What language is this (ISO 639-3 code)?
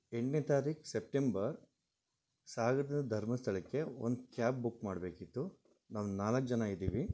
kan